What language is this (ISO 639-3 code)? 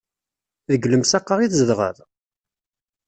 kab